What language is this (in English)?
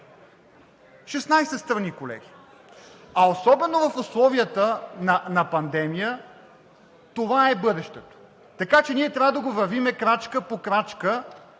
Bulgarian